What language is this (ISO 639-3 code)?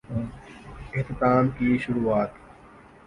urd